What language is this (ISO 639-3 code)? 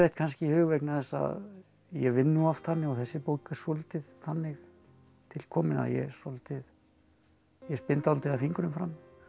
isl